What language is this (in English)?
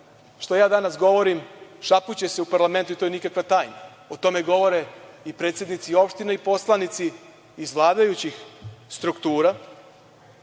Serbian